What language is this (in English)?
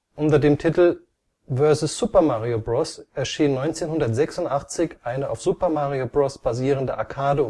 German